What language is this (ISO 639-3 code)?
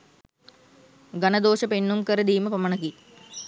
sin